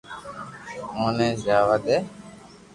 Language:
Loarki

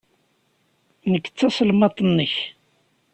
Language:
Kabyle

